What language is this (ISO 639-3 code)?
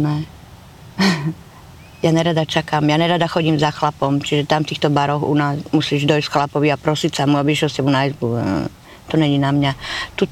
slk